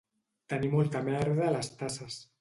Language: Catalan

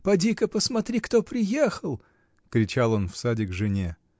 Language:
Russian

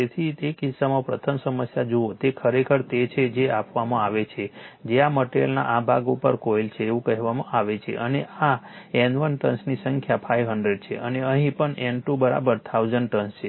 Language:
Gujarati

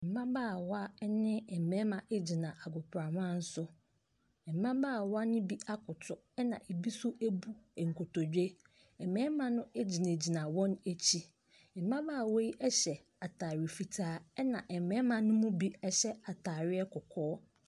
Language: Akan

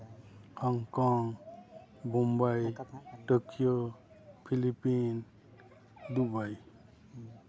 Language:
Santali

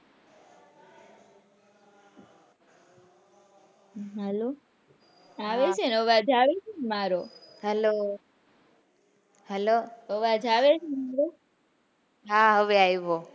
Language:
Gujarati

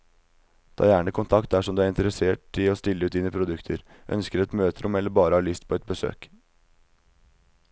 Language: Norwegian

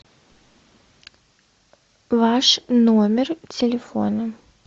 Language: Russian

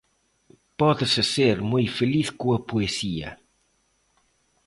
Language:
Galician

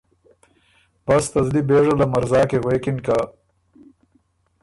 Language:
Ormuri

